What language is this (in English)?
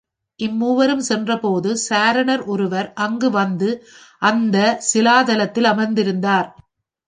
Tamil